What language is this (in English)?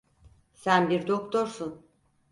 Turkish